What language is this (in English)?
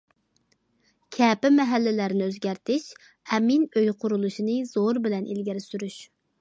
Uyghur